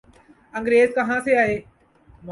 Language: Urdu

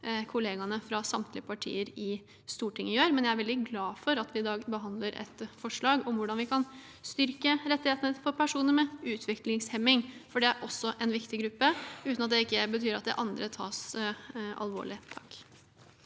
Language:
Norwegian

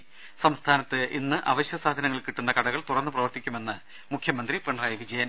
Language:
Malayalam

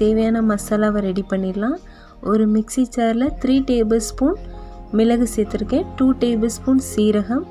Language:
Hindi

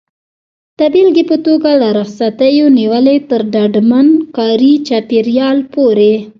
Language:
Pashto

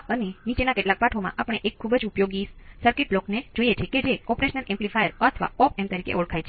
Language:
Gujarati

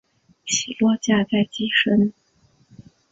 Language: Chinese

